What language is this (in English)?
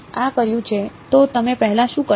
Gujarati